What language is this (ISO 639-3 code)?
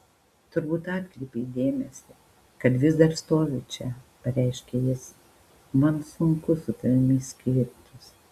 lit